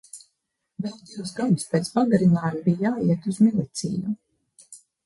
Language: Latvian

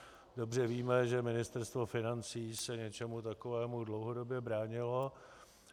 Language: Czech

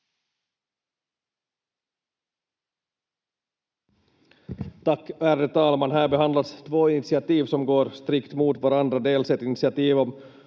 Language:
Finnish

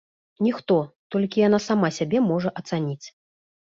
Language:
Belarusian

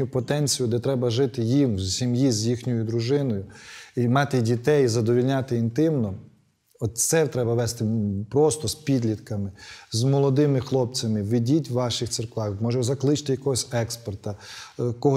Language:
Ukrainian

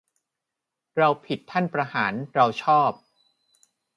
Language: Thai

